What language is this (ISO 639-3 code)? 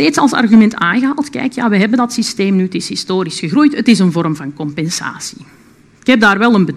nld